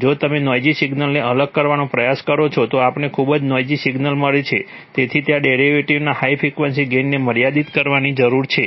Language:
Gujarati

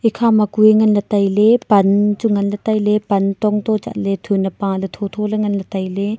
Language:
Wancho Naga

